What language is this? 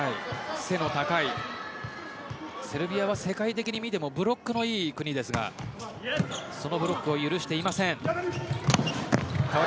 Japanese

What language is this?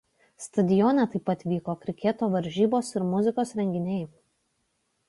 Lithuanian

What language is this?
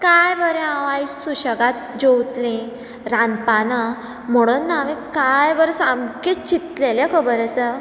Konkani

